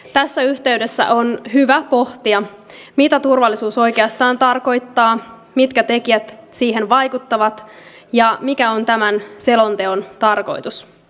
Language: Finnish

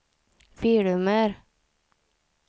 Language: Swedish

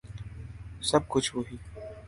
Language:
Urdu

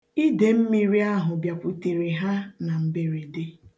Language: Igbo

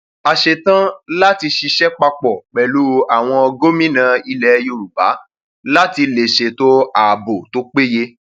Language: Yoruba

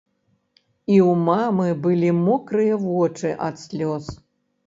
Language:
Belarusian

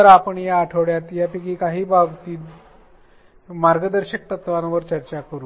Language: Marathi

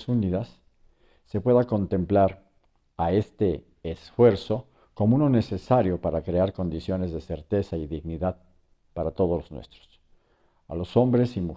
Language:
Spanish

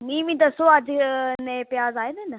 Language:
Dogri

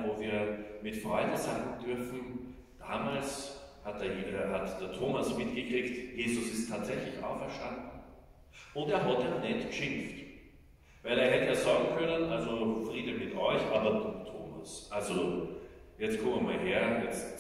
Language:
German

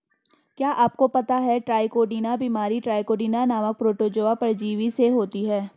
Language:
Hindi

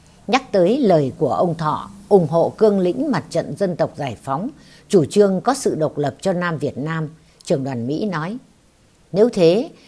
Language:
Vietnamese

